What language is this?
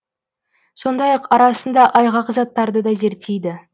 Kazakh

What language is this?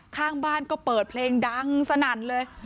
Thai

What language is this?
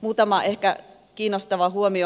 Finnish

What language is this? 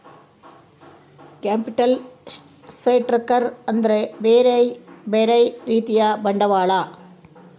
Kannada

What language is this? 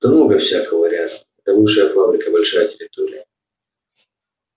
Russian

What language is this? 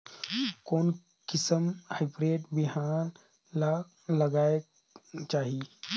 Chhattisgarhi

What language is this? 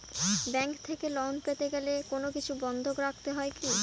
Bangla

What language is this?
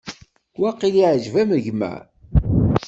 Kabyle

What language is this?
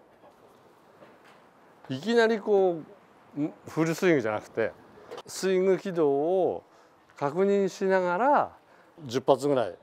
Japanese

